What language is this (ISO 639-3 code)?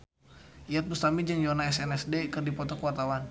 sun